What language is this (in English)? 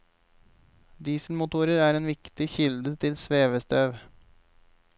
Norwegian